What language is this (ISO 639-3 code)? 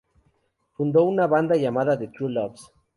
spa